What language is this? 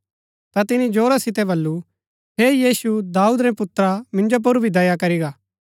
Gaddi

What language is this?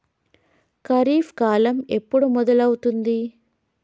Telugu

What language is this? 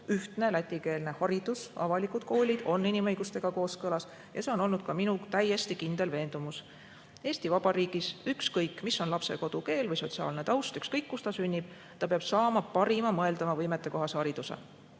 Estonian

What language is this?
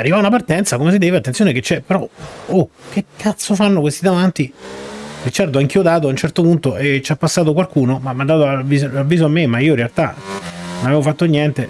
Italian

